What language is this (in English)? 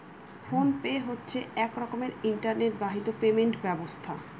Bangla